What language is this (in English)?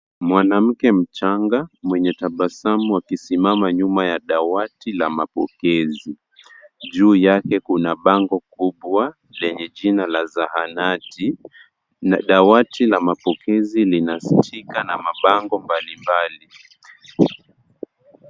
Swahili